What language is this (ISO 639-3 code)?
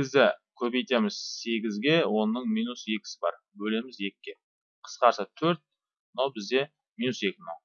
tur